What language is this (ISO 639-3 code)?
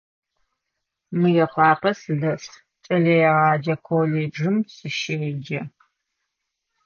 ady